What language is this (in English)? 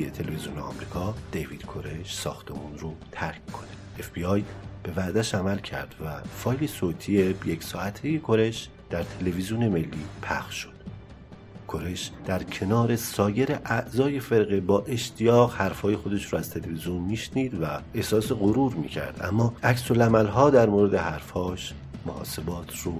Persian